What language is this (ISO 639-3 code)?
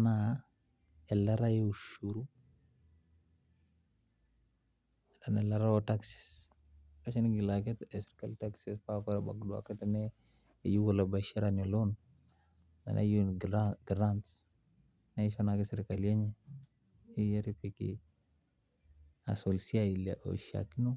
mas